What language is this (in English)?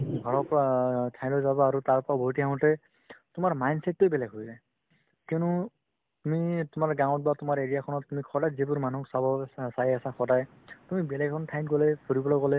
Assamese